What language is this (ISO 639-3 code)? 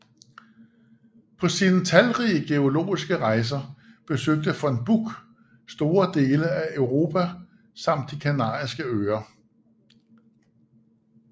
dan